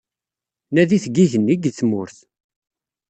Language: Kabyle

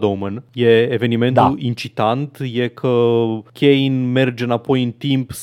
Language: Romanian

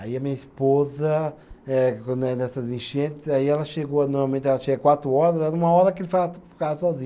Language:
Portuguese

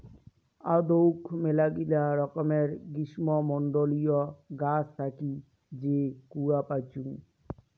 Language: Bangla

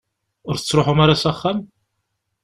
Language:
Kabyle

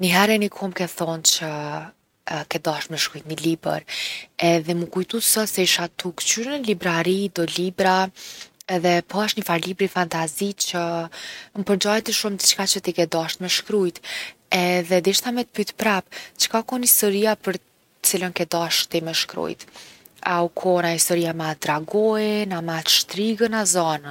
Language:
Gheg Albanian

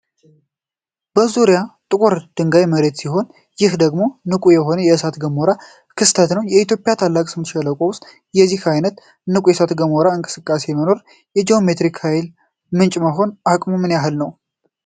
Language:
Amharic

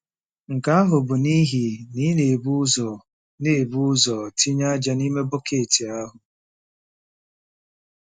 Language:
Igbo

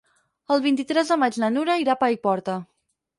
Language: Catalan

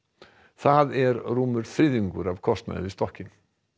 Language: Icelandic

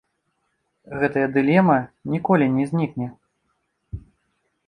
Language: Belarusian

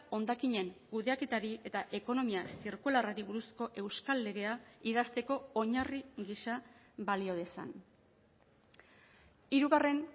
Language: Basque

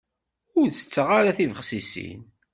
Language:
Kabyle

